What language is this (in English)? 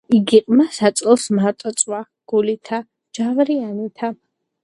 Georgian